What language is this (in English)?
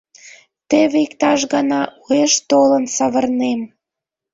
Mari